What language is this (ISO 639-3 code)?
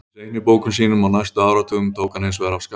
isl